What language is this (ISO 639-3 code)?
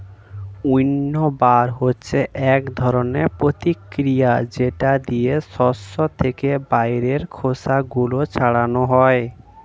ben